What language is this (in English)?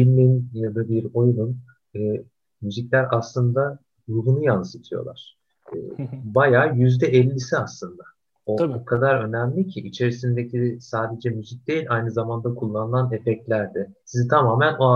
Turkish